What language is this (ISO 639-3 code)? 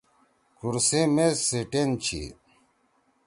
trw